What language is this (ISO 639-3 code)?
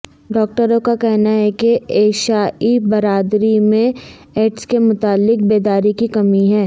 urd